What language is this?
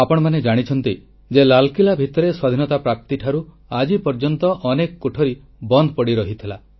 Odia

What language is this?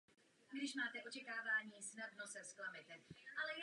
Czech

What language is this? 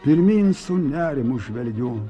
Lithuanian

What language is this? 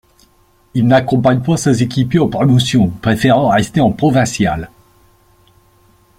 French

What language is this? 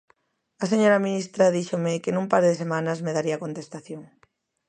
Galician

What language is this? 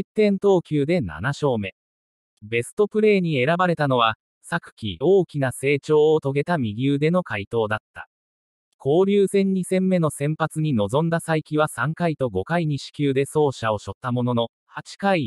Japanese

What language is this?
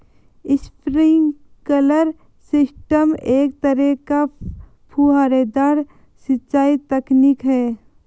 Hindi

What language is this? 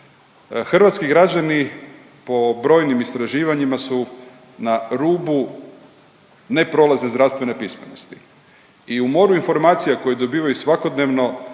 Croatian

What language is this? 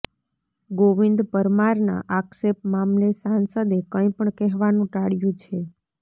Gujarati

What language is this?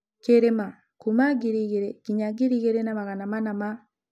Kikuyu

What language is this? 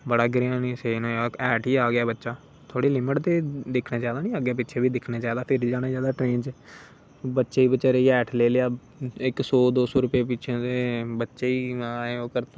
Dogri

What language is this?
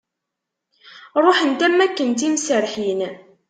Kabyle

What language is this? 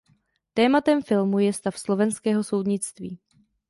Czech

